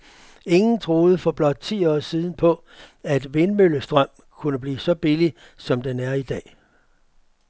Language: Danish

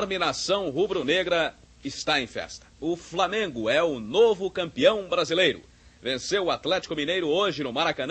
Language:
Portuguese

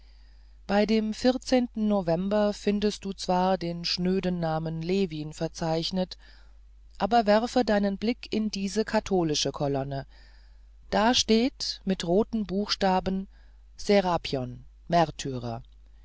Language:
German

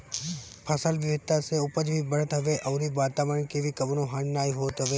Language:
Bhojpuri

